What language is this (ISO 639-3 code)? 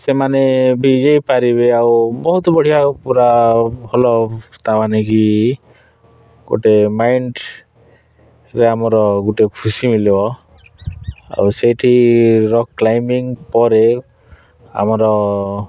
ori